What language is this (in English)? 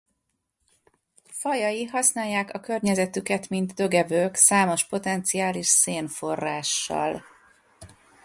Hungarian